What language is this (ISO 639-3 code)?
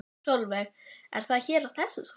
isl